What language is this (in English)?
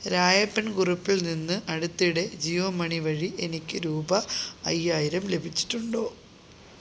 Malayalam